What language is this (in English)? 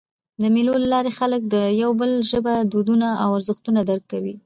Pashto